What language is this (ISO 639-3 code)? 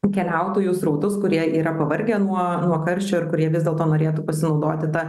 lit